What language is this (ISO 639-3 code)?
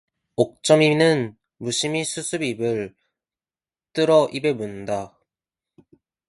kor